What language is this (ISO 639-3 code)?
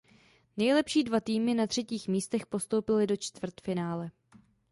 ces